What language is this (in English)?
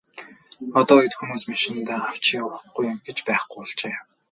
Mongolian